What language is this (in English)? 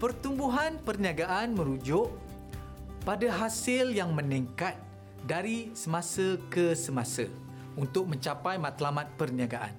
Malay